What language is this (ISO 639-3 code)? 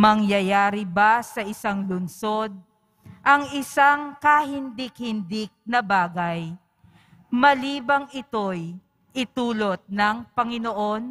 fil